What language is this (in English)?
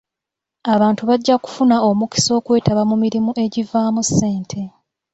Ganda